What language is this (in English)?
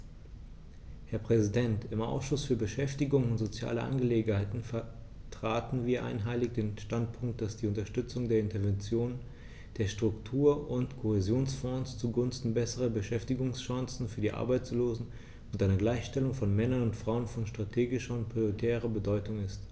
German